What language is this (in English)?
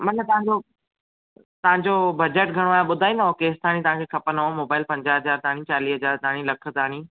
Sindhi